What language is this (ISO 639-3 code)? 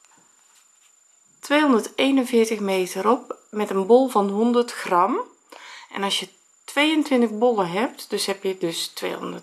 nld